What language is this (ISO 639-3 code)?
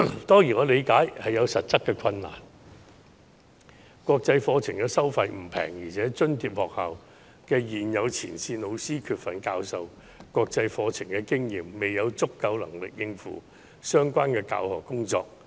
yue